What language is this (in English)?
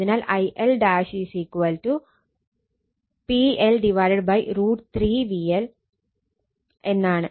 Malayalam